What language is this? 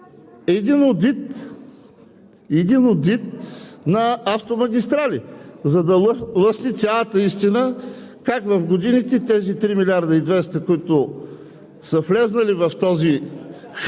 Bulgarian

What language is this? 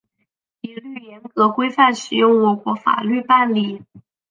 Chinese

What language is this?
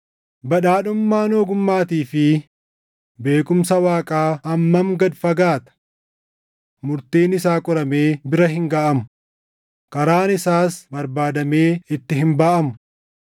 Oromo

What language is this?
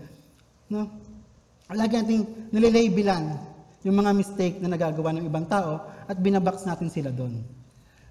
Filipino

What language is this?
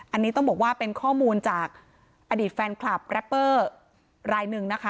Thai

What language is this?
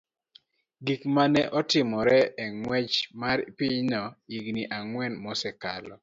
Luo (Kenya and Tanzania)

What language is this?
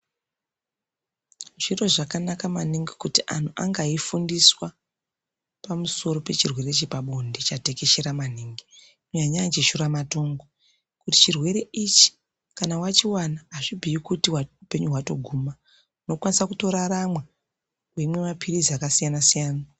Ndau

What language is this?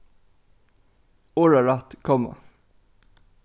Faroese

